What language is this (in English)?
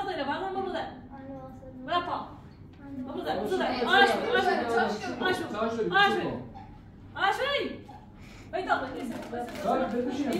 Persian